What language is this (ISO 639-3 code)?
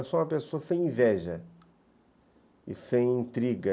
por